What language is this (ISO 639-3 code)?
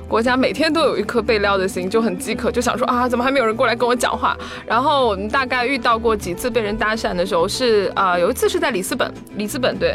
zho